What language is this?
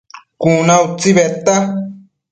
Matsés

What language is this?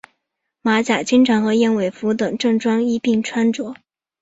Chinese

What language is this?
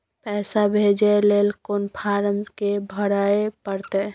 Maithili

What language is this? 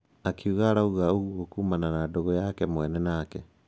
Kikuyu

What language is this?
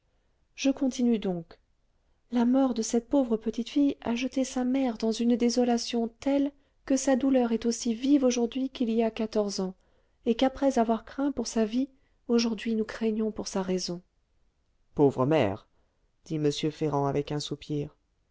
French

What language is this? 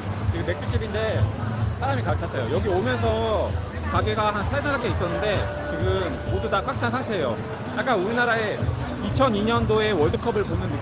Korean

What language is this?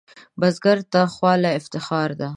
Pashto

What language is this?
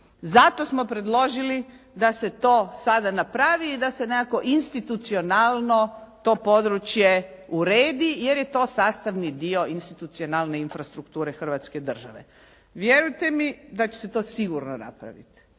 Croatian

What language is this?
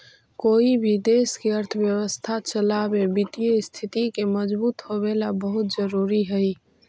Magahi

